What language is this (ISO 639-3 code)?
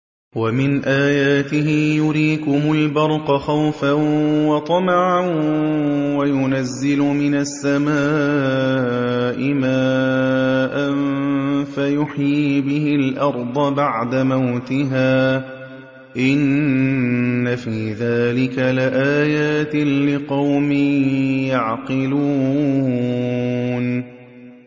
ara